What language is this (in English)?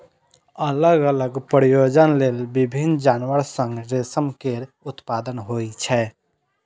Maithili